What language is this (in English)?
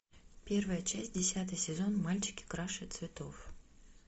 Russian